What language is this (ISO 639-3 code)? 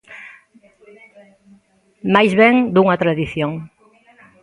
glg